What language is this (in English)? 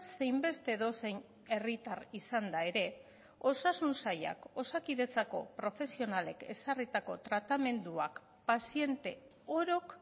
Basque